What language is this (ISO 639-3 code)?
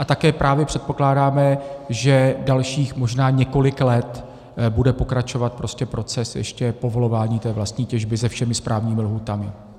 ces